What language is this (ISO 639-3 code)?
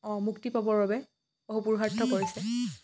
asm